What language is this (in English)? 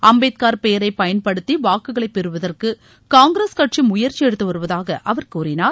Tamil